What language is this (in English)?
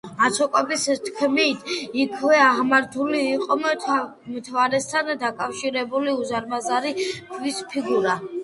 Georgian